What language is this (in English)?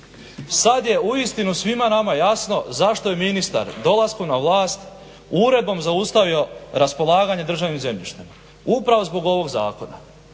Croatian